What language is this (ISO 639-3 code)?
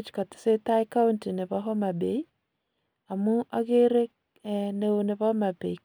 kln